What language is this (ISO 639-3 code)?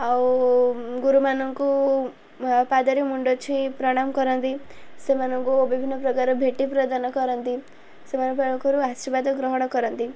ori